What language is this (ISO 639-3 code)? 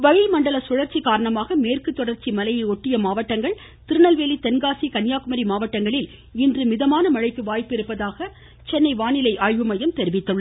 tam